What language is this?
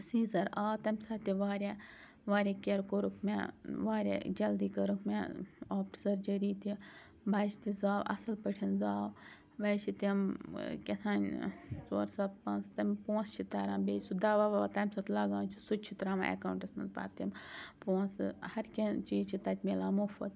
Kashmiri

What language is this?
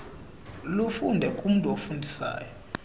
Xhosa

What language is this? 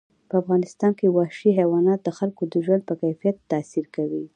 Pashto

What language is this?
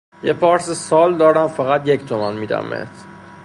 Persian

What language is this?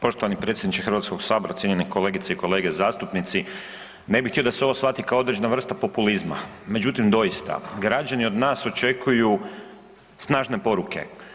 Croatian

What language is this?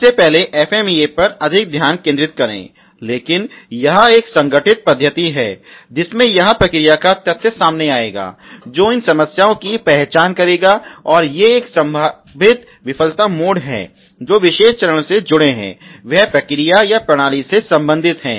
Hindi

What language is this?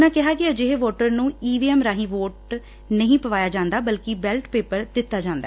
Punjabi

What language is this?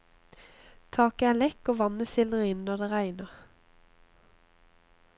Norwegian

